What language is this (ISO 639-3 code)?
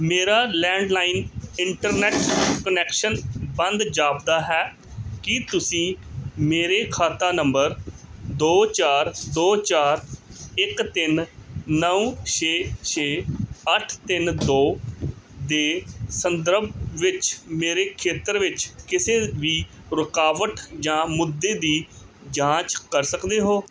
pan